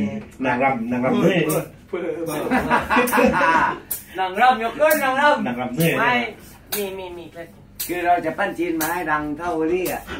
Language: Thai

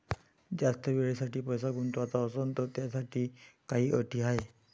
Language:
Marathi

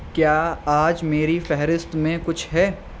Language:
Urdu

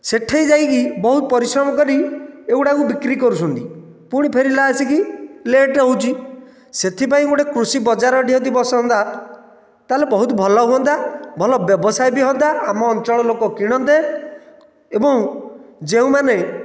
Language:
Odia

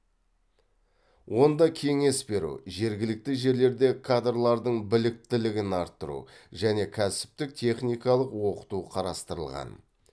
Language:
Kazakh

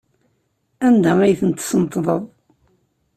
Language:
Kabyle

